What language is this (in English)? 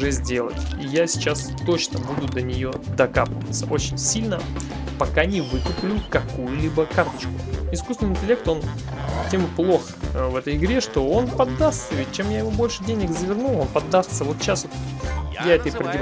Russian